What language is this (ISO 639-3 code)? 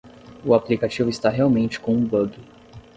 por